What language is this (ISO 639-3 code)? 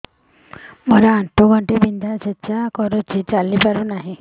ori